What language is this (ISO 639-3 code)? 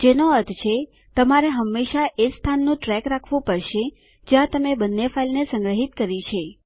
guj